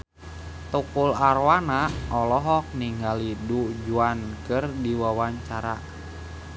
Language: Sundanese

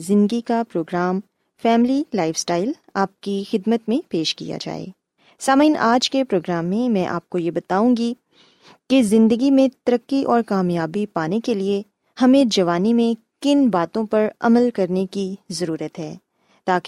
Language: Urdu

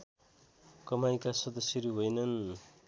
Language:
Nepali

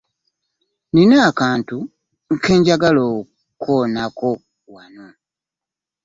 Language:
Ganda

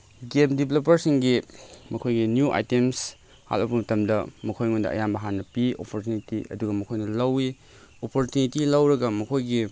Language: Manipuri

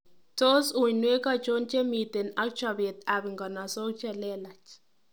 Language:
Kalenjin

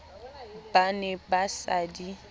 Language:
Southern Sotho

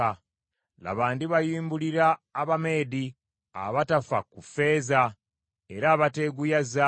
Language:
Ganda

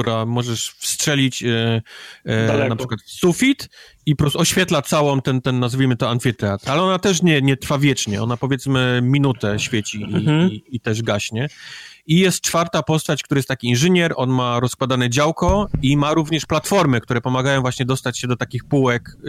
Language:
Polish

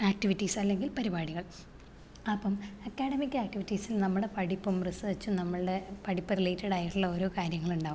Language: Malayalam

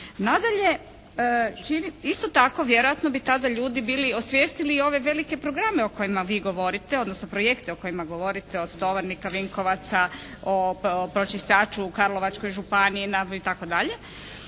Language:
Croatian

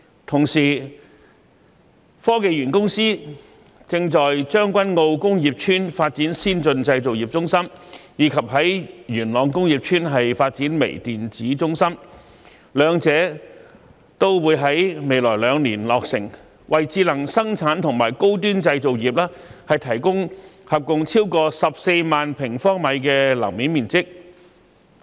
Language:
Cantonese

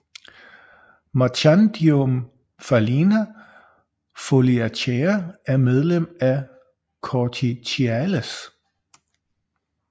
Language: Danish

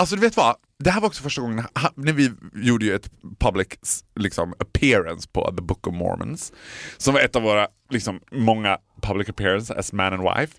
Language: Swedish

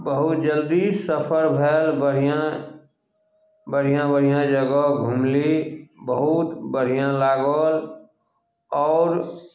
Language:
Maithili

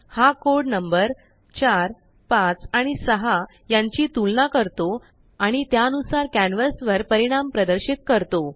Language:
Marathi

